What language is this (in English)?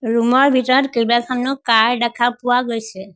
Assamese